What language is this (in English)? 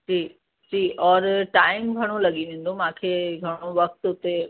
Sindhi